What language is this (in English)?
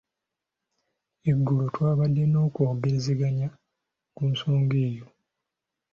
Ganda